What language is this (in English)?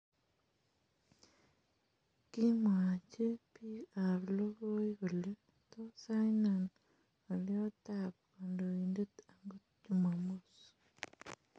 Kalenjin